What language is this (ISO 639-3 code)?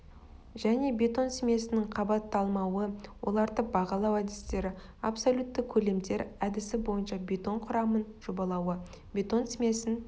kaz